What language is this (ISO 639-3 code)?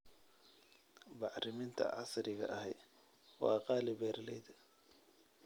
som